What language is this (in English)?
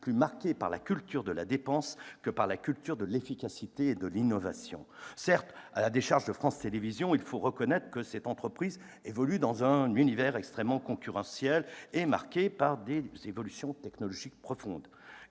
French